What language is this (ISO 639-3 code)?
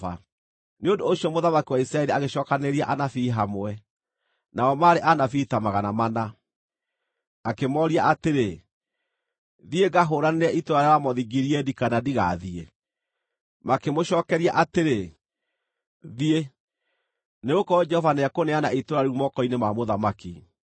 kik